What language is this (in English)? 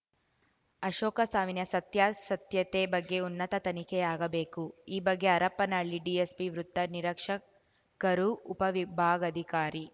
Kannada